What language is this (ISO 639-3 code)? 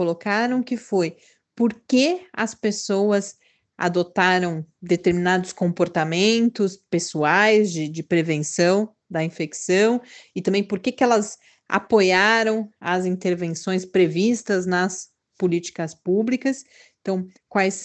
por